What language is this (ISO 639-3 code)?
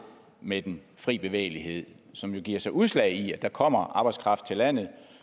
dan